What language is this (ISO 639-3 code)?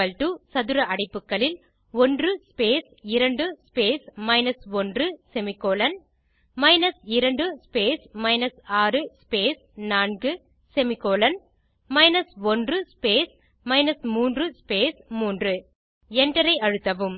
tam